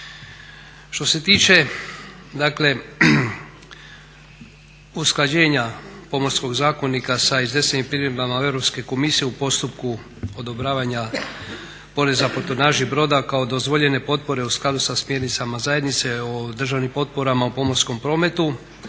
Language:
Croatian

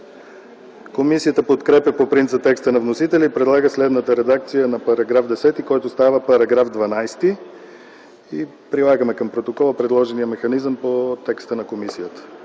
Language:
Bulgarian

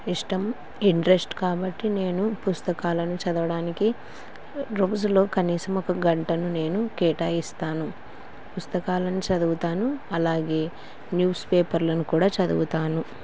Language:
Telugu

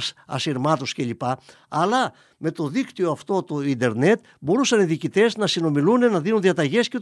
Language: Greek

